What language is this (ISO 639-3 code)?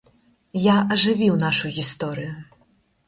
bel